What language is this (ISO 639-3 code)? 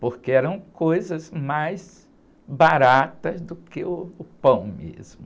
por